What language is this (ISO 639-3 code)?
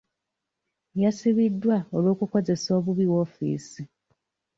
lug